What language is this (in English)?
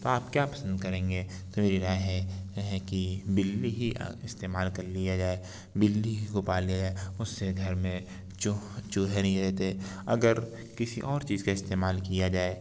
Urdu